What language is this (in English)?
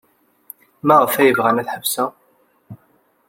Kabyle